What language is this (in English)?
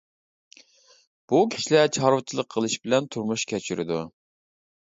Uyghur